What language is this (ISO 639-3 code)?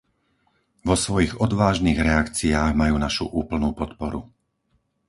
slk